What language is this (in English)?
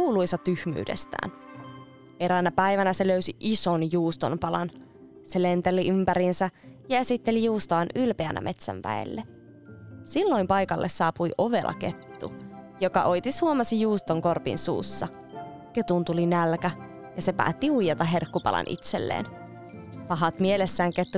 Finnish